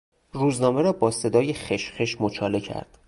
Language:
Persian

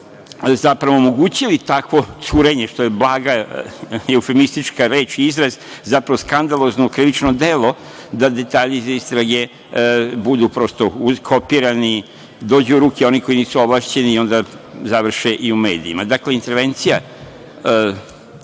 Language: Serbian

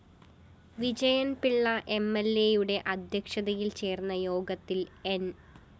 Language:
Malayalam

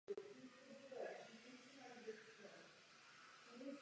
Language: Czech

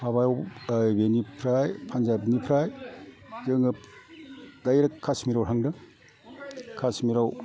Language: Bodo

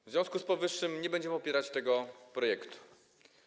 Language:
Polish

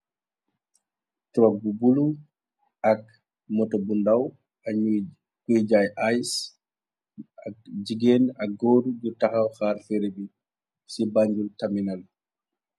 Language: Wolof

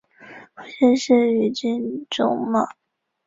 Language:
Chinese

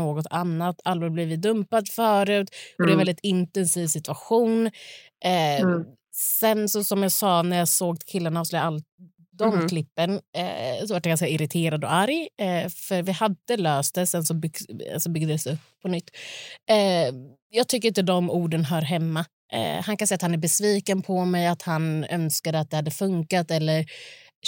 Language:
Swedish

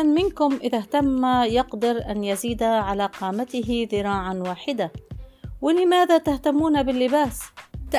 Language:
Arabic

